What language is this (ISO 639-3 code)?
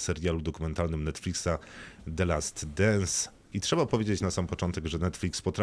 pol